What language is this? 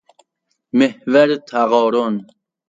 Persian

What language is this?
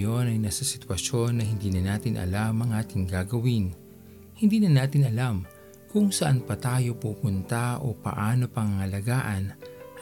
Filipino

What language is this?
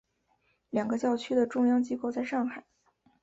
Chinese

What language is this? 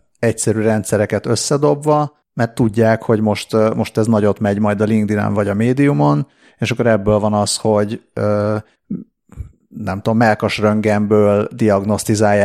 Hungarian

